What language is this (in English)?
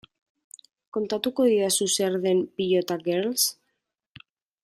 Basque